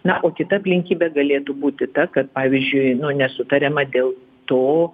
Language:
Lithuanian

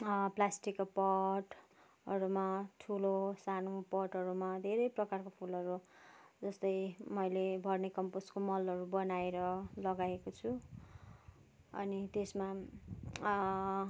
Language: Nepali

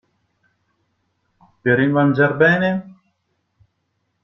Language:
Italian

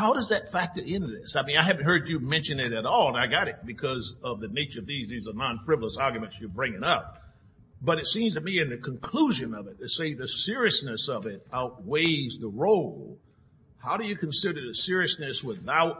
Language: English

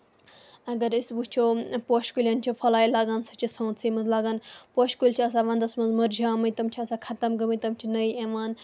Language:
Kashmiri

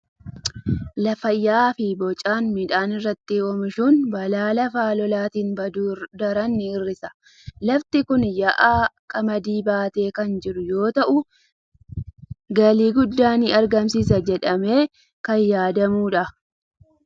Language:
Oromo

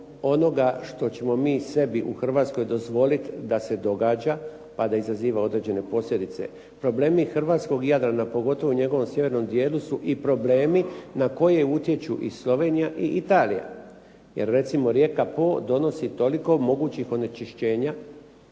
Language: Croatian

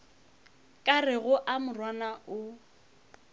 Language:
Northern Sotho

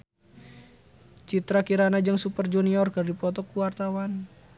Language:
Sundanese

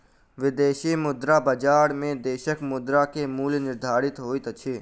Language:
Maithili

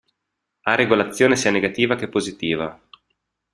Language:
Italian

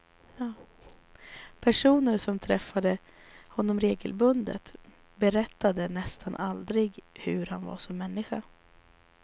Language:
Swedish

